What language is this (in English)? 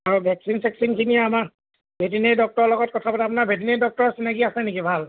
Assamese